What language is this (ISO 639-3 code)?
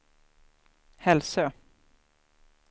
swe